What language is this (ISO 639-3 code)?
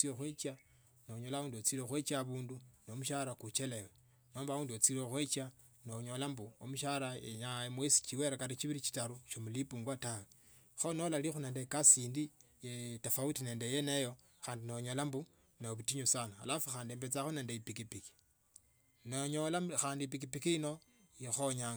lto